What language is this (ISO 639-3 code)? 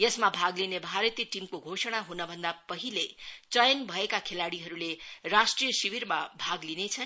nep